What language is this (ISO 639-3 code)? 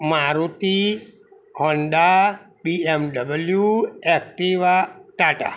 guj